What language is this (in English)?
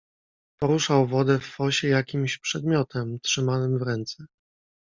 Polish